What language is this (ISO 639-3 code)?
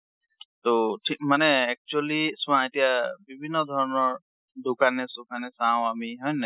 asm